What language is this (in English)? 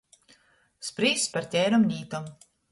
Latgalian